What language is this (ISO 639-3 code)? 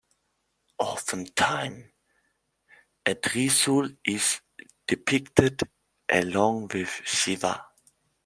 eng